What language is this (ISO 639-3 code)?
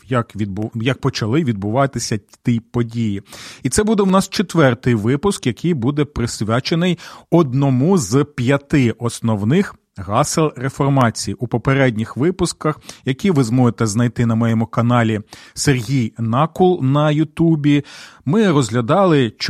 ukr